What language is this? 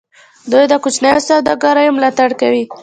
Pashto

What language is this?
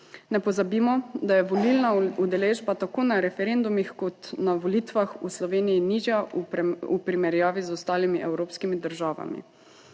Slovenian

